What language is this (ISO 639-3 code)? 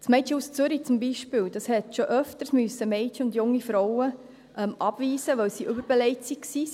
gsw